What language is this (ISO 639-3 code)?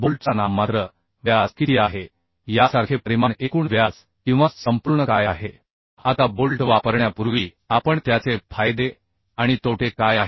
mar